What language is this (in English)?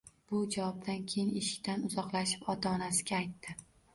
Uzbek